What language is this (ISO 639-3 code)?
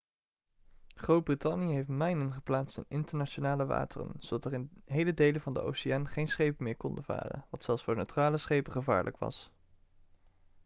nld